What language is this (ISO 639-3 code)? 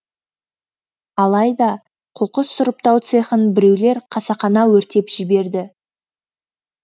kaz